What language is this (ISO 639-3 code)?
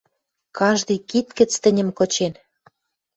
mrj